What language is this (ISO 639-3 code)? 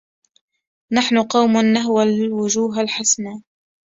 ara